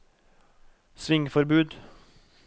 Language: Norwegian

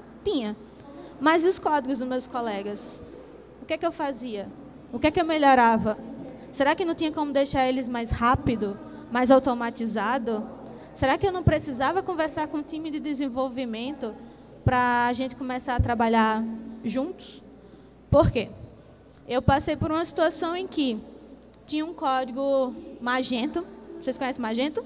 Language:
Portuguese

